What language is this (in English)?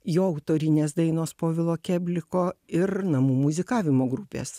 Lithuanian